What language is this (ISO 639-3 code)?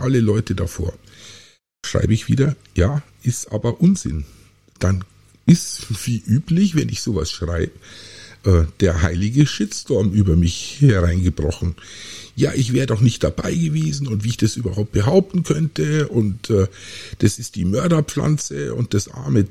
deu